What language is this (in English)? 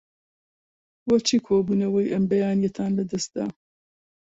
Central Kurdish